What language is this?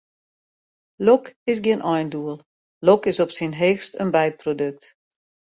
Western Frisian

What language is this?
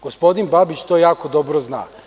Serbian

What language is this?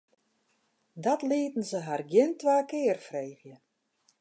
Western Frisian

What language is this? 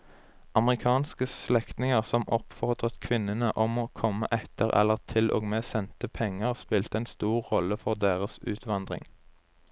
Norwegian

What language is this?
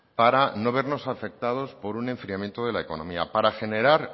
Spanish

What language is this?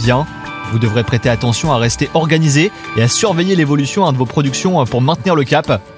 French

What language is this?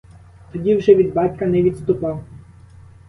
Ukrainian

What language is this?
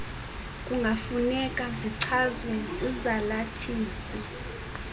Xhosa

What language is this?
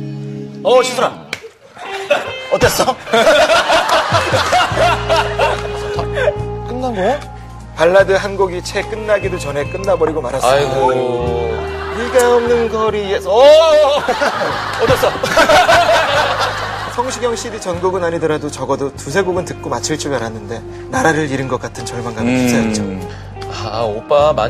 Korean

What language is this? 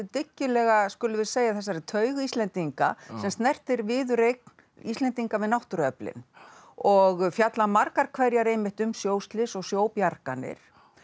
Icelandic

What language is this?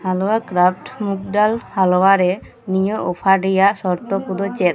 Santali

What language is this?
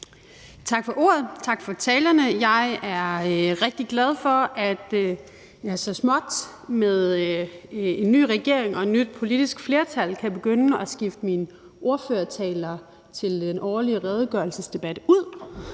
Danish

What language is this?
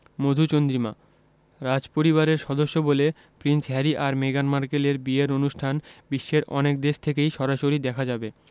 Bangla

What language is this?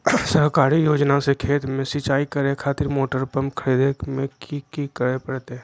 Magahi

